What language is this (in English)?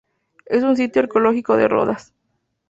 Spanish